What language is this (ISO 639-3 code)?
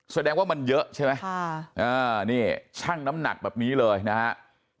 tha